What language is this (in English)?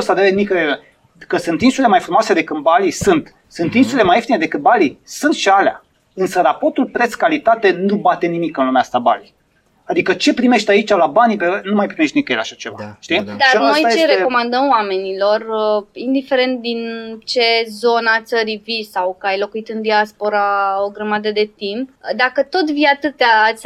Romanian